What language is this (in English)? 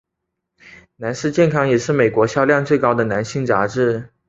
Chinese